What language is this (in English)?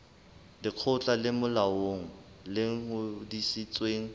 Southern Sotho